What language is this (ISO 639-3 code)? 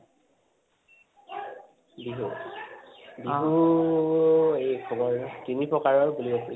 asm